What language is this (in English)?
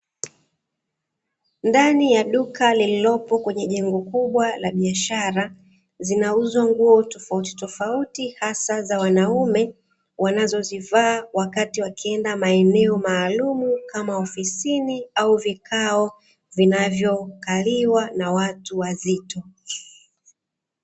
Swahili